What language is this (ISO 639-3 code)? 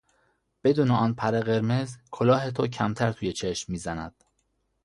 fas